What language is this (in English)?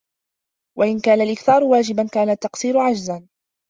Arabic